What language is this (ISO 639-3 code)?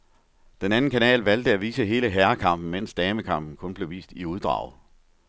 dan